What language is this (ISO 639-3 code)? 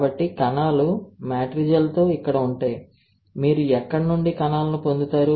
tel